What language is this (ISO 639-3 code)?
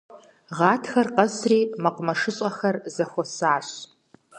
kbd